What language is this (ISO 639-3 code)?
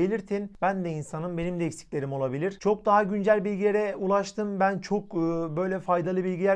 tur